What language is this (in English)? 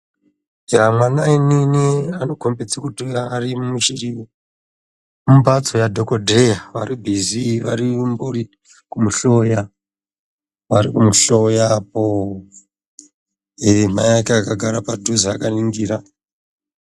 Ndau